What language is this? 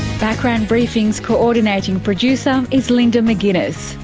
English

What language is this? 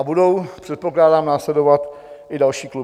Czech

